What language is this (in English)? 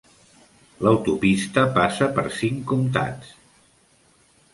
Catalan